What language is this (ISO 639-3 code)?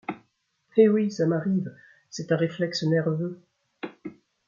fra